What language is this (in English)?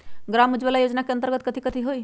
Magahi